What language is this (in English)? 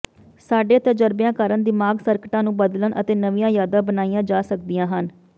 Punjabi